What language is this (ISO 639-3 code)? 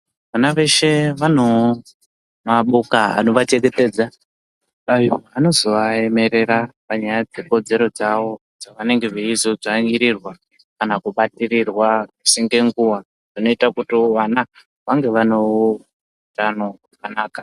ndc